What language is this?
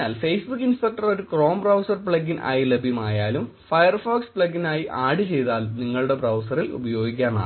Malayalam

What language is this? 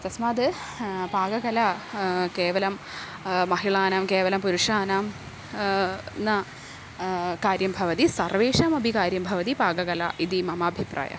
Sanskrit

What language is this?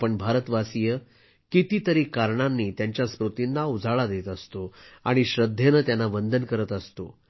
Marathi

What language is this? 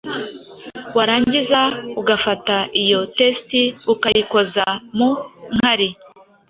Kinyarwanda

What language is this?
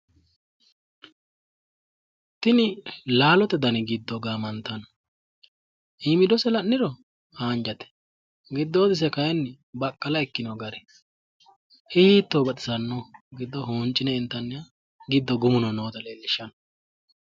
Sidamo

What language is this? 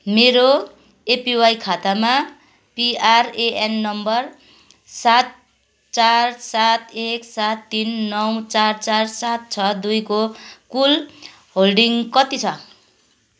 Nepali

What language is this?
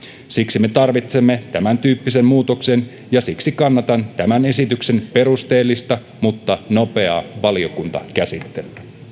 Finnish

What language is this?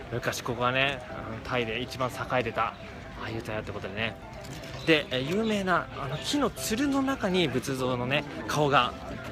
Japanese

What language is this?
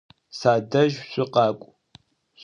Adyghe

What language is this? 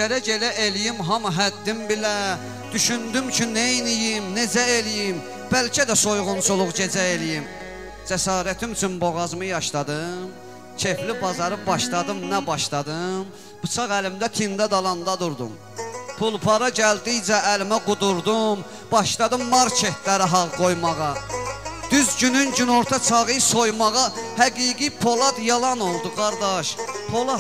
Turkish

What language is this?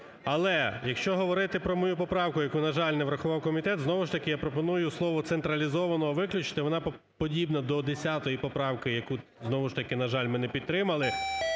Ukrainian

